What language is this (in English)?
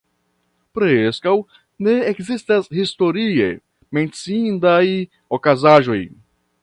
Esperanto